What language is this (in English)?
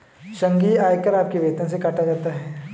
Hindi